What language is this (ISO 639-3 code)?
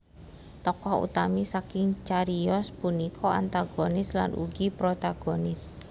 jav